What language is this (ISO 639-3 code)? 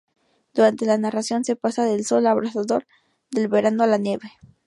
spa